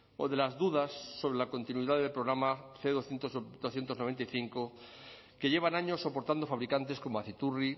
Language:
Spanish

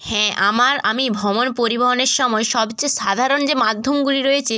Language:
Bangla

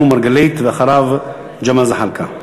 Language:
Hebrew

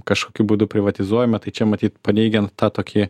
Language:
Lithuanian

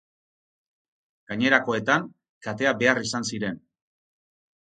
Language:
Basque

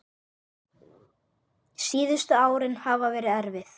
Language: Icelandic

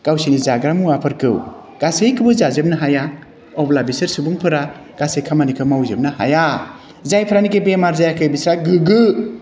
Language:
Bodo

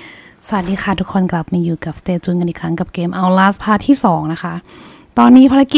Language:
Thai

